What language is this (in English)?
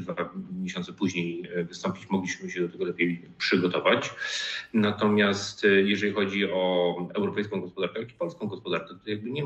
Polish